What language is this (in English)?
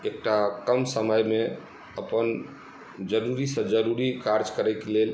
Maithili